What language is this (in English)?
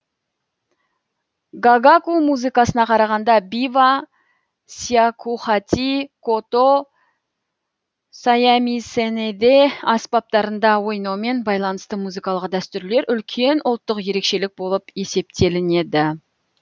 Kazakh